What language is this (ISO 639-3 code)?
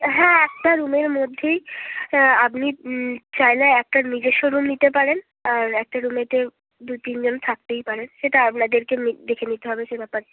ben